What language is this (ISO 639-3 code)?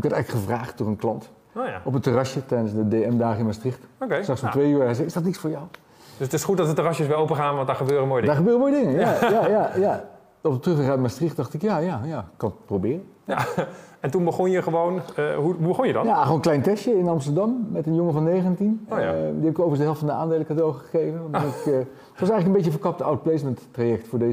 nld